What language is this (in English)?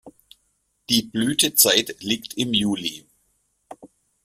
German